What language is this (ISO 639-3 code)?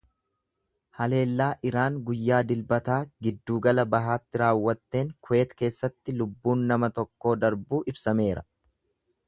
orm